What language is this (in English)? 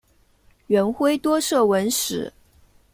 Chinese